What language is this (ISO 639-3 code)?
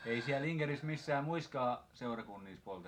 fin